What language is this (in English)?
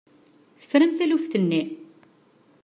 Kabyle